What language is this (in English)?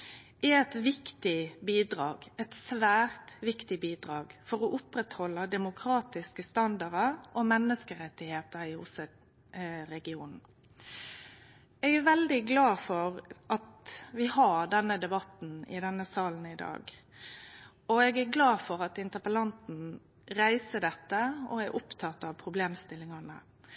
Norwegian Nynorsk